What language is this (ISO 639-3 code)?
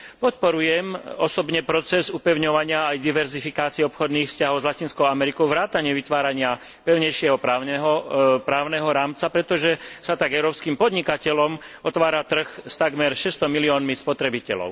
slk